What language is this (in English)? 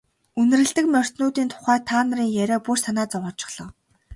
Mongolian